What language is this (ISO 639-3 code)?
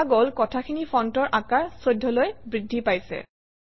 asm